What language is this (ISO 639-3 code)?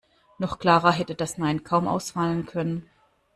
deu